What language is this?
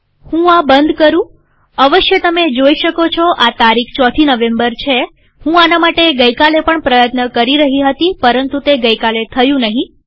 Gujarati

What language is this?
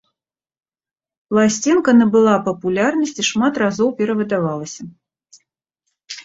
Belarusian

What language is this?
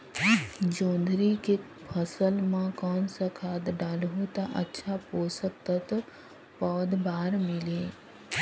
Chhattisgarhi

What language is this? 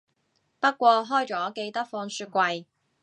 Cantonese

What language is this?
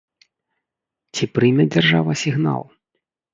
Belarusian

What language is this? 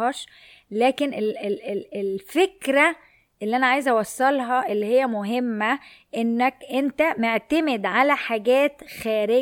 Arabic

